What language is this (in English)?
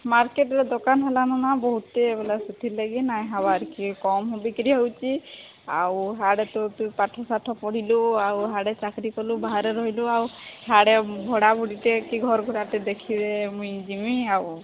Odia